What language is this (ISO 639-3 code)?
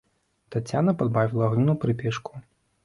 bel